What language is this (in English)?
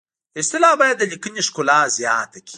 Pashto